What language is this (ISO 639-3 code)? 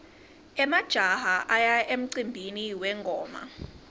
ssw